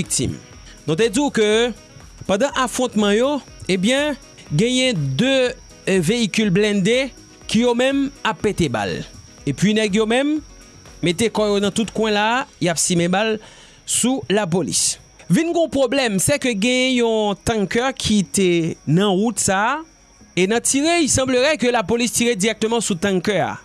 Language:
French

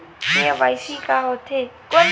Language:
Chhattisgarhi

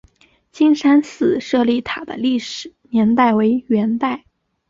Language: Chinese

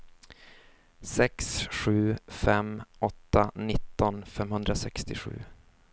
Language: Swedish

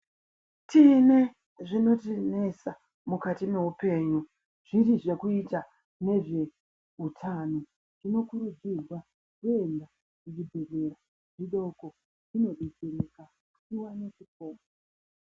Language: Ndau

